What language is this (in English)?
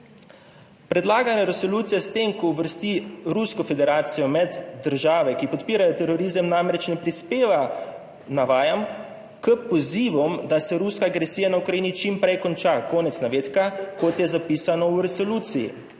Slovenian